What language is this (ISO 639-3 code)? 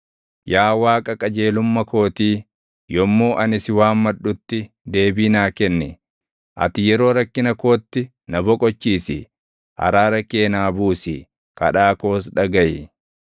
orm